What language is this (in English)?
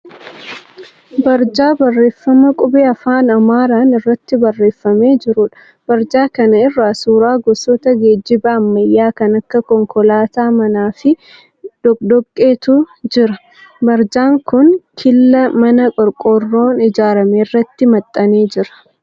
Oromo